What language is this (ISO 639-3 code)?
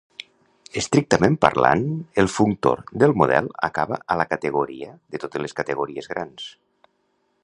cat